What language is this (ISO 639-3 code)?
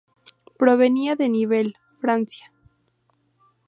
spa